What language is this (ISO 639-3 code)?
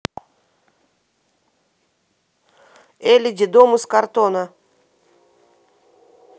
rus